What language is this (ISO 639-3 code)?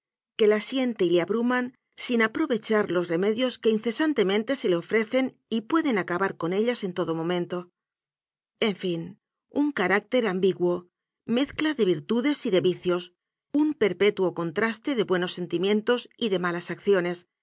spa